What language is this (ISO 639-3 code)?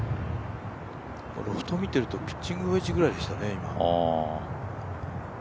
jpn